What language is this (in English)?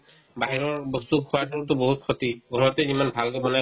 Assamese